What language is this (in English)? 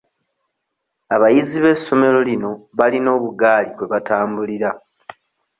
Ganda